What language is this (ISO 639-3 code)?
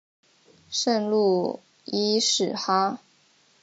zho